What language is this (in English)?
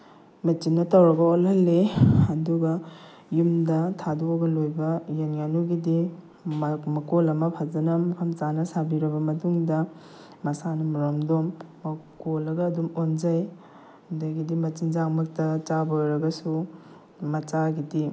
Manipuri